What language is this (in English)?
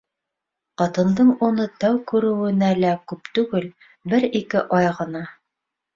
Bashkir